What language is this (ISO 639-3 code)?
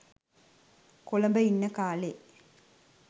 sin